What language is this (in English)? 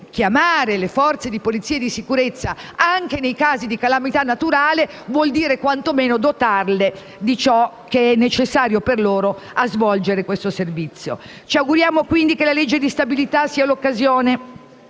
Italian